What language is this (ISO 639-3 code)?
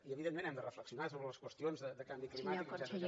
cat